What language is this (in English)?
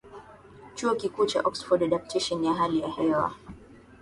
Swahili